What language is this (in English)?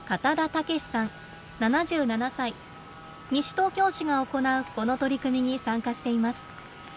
Japanese